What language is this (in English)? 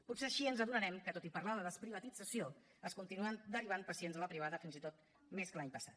Catalan